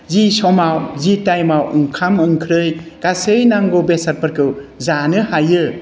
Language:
Bodo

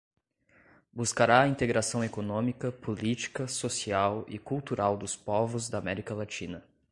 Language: Portuguese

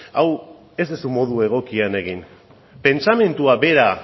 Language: Basque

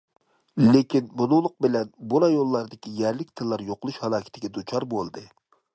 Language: Uyghur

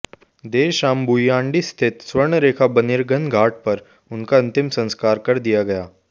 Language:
Hindi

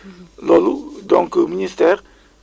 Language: Wolof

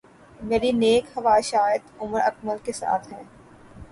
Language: Urdu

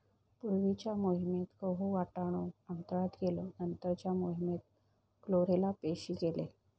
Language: Marathi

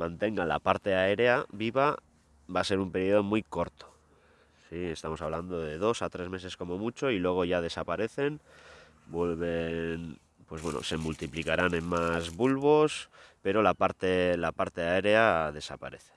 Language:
Spanish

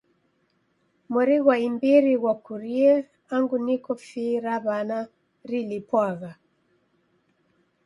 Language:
Taita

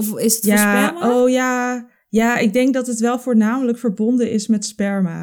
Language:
Dutch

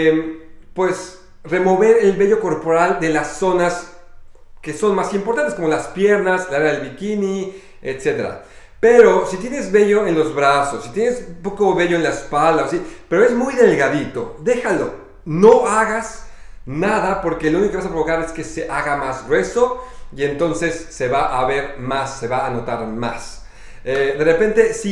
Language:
Spanish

